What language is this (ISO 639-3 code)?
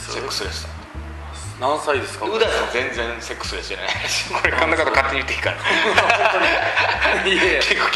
jpn